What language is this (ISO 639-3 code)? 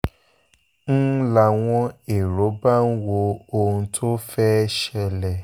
yor